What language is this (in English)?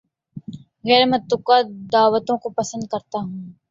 Urdu